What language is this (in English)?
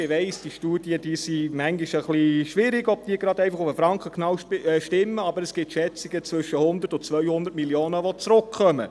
Swiss German